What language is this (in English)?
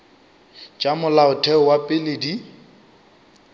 Northern Sotho